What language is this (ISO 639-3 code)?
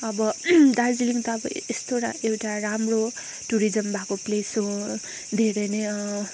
nep